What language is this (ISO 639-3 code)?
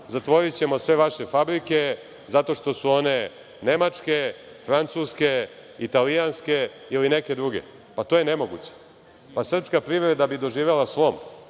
srp